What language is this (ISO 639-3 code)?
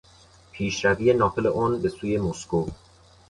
fas